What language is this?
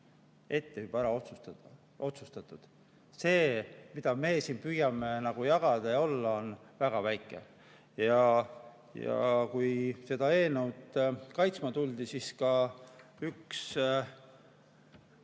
Estonian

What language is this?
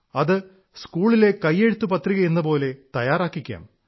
Malayalam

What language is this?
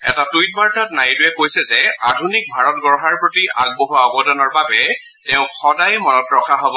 Assamese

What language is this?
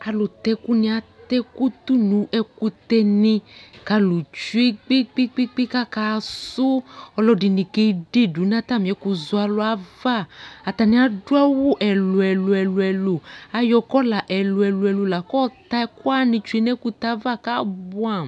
Ikposo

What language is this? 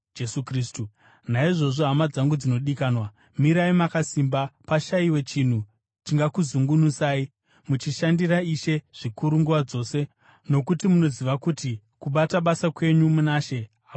Shona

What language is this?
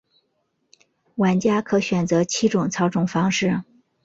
Chinese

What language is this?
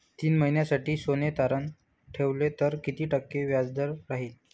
Marathi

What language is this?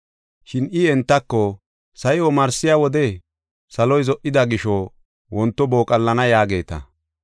Gofa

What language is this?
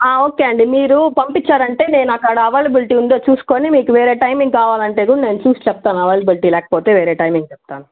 Telugu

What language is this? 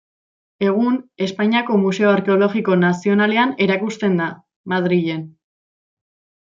Basque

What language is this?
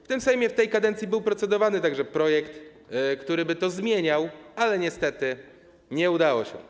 Polish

